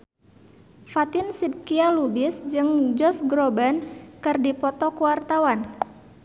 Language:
Sundanese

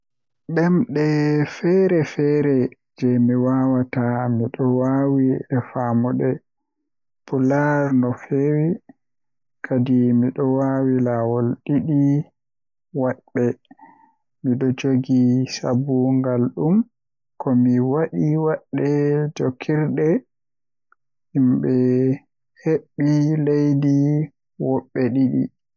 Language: Western Niger Fulfulde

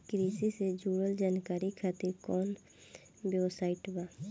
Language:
Bhojpuri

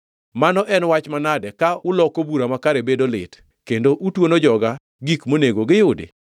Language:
Luo (Kenya and Tanzania)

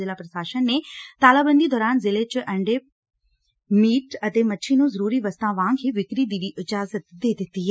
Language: Punjabi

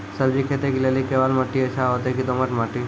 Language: Maithili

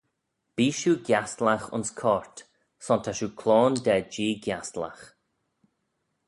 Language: Manx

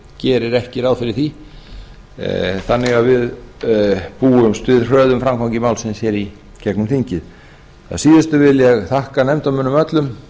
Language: Icelandic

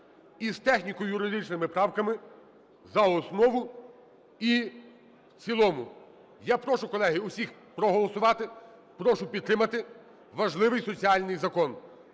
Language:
Ukrainian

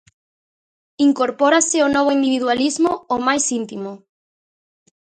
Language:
Galician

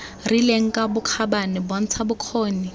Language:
Tswana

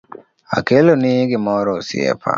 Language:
Luo (Kenya and Tanzania)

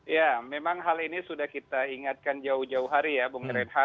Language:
Indonesian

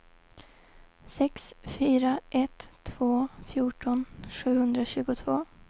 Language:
Swedish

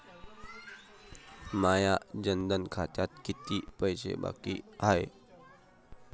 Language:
Marathi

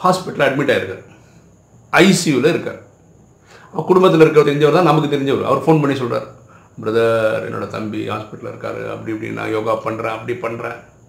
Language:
Tamil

